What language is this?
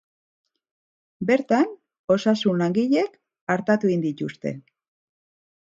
Basque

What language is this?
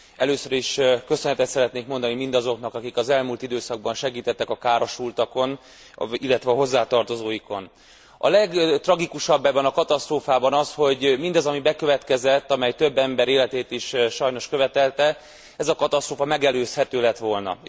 Hungarian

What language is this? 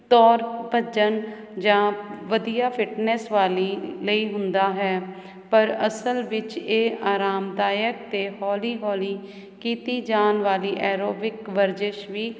Punjabi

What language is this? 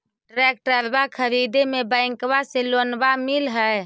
Magahi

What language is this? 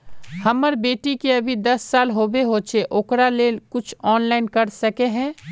Magahi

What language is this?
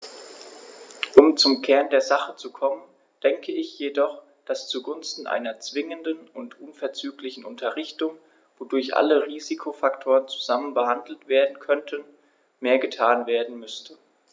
German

